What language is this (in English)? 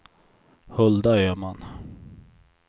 Swedish